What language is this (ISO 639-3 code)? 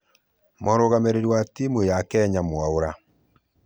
kik